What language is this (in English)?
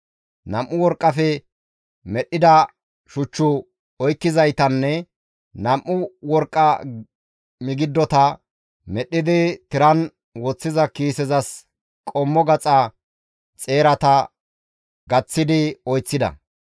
Gamo